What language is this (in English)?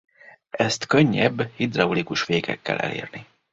Hungarian